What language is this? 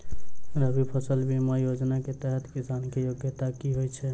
Maithili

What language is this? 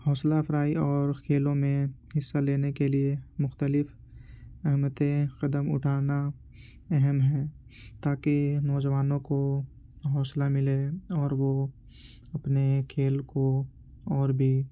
Urdu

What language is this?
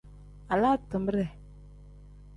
Tem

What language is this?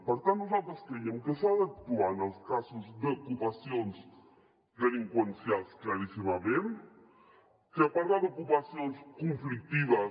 Catalan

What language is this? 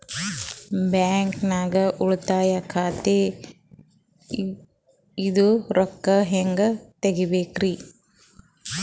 Kannada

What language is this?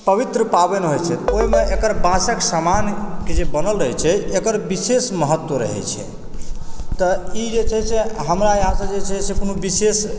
Maithili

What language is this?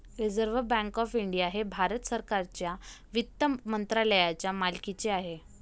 Marathi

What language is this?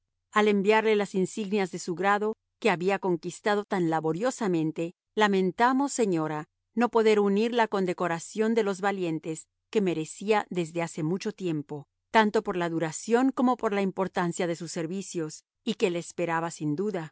Spanish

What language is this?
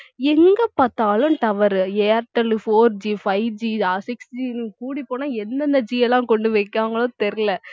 Tamil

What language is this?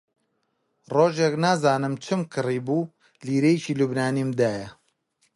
Central Kurdish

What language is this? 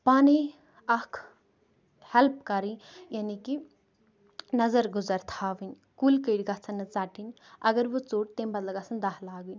Kashmiri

